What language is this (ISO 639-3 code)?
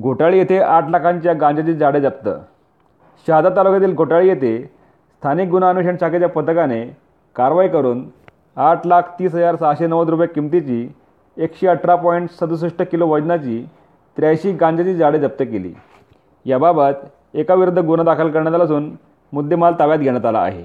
mar